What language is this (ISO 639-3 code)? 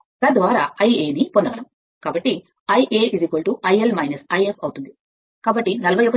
tel